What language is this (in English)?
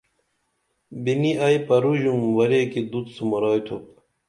Dameli